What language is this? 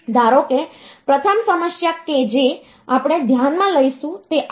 Gujarati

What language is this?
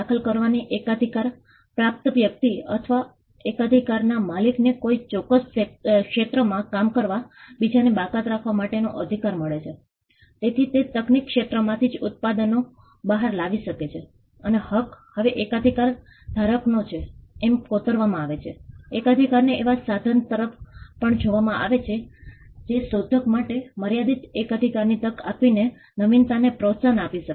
Gujarati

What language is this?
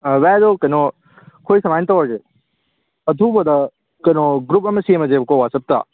Manipuri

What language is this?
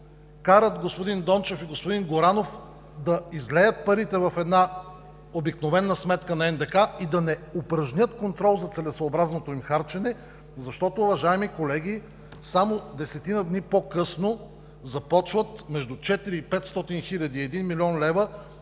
Bulgarian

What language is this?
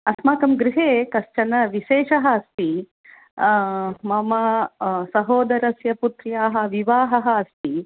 Sanskrit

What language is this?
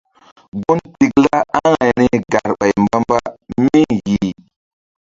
Mbum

